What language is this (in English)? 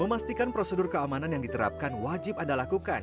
Indonesian